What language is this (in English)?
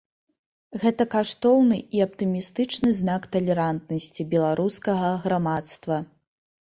Belarusian